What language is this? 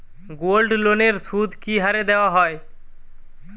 Bangla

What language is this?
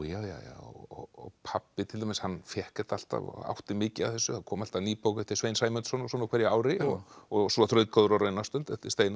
Icelandic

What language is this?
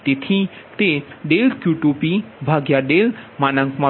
Gujarati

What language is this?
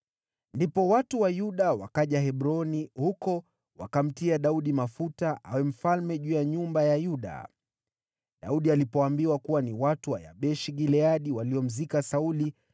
Swahili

